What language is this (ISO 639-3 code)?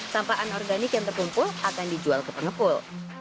ind